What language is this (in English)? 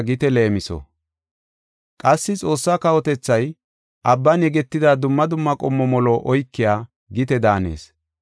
Gofa